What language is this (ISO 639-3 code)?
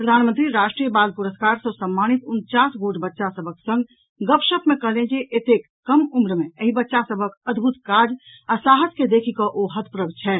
mai